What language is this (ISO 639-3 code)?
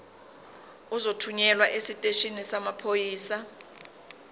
zul